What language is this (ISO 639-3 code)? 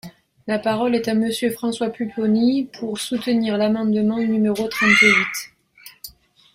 fra